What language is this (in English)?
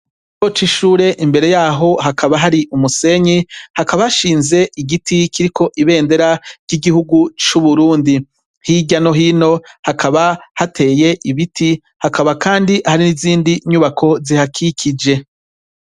Rundi